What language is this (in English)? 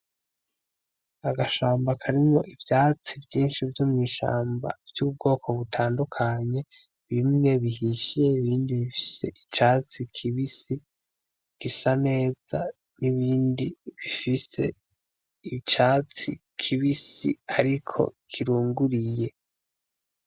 Rundi